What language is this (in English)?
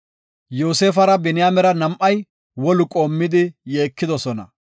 Gofa